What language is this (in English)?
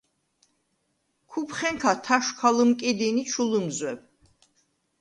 Svan